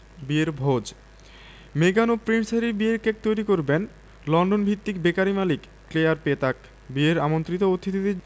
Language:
Bangla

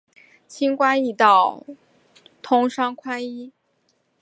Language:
Chinese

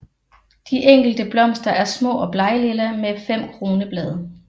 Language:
Danish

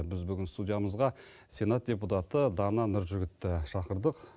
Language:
Kazakh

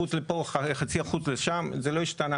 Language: Hebrew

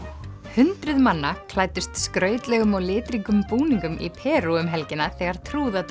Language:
Icelandic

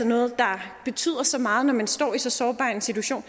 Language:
Danish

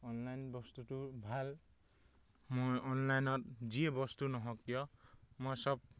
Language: Assamese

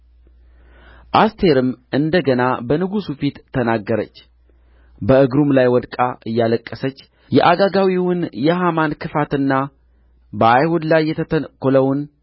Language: Amharic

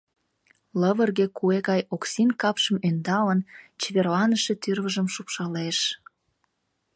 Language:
Mari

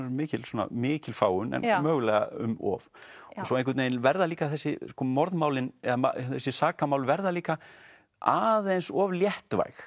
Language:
Icelandic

